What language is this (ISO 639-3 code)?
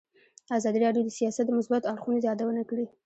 pus